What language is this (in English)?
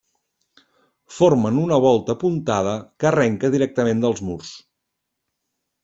Catalan